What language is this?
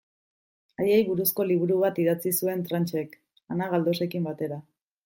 Basque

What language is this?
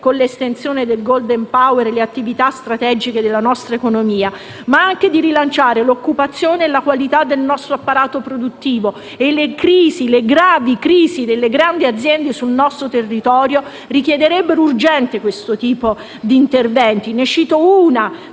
Italian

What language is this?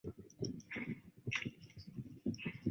Chinese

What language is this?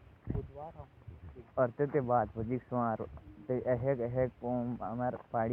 Jaunsari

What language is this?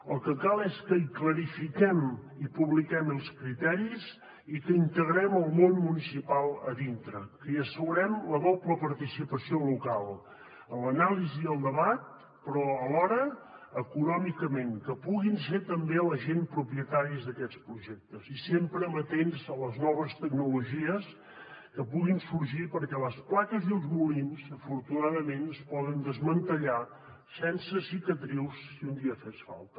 Catalan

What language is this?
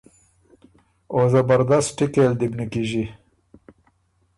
Ormuri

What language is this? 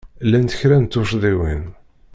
Kabyle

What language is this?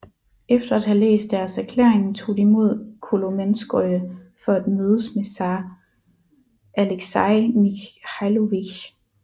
Danish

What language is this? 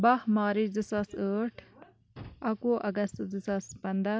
Kashmiri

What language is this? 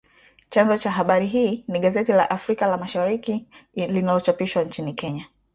Swahili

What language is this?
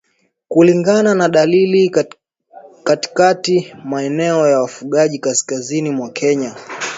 Swahili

